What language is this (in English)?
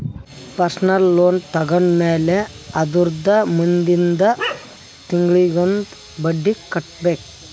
Kannada